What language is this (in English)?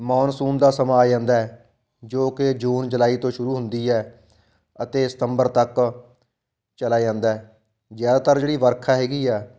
Punjabi